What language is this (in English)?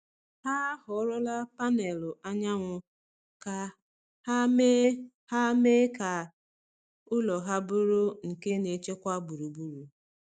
Igbo